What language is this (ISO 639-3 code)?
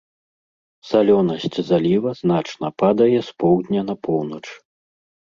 bel